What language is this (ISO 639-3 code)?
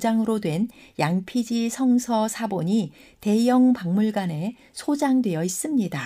kor